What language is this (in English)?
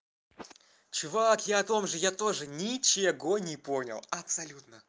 Russian